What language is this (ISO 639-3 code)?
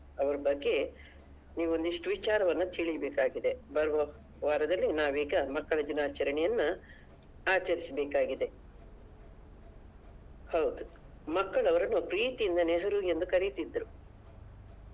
kan